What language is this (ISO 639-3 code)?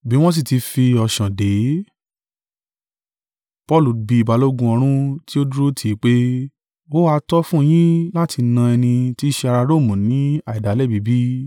yor